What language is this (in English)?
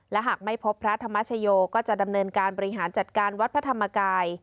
Thai